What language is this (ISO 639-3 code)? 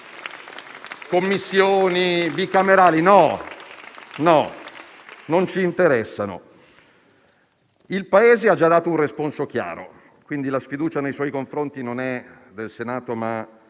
ita